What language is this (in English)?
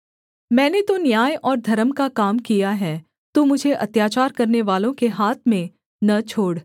Hindi